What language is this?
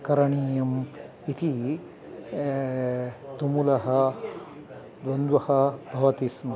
Sanskrit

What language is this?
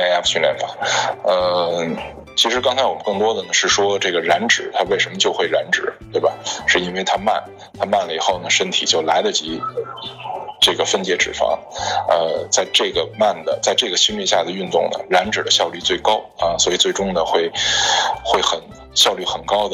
Chinese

